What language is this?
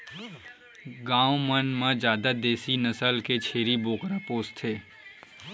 Chhattisgarhi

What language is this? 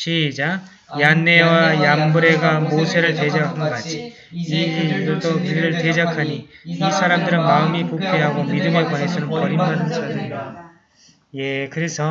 Korean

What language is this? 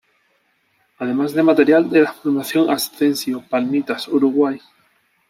Spanish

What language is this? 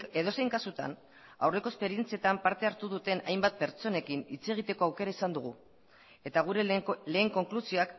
Basque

